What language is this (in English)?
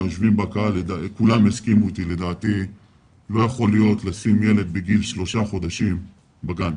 Hebrew